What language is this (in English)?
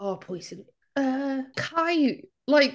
Welsh